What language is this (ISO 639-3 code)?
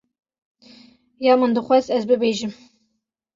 kur